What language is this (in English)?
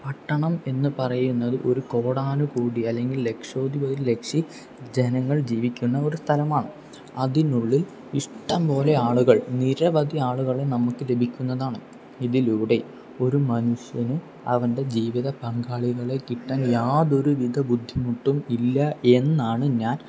Malayalam